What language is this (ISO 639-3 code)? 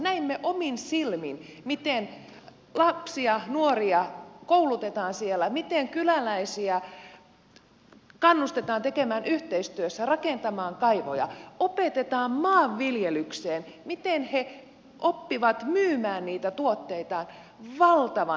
fin